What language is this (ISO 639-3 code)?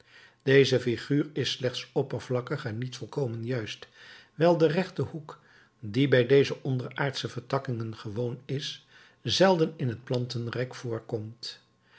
nld